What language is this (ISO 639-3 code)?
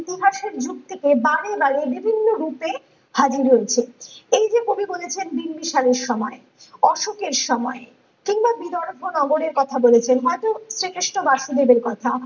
ben